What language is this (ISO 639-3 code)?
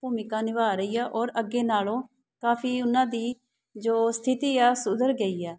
pan